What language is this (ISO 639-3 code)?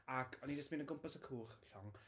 cym